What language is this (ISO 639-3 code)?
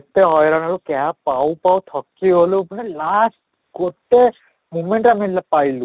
ori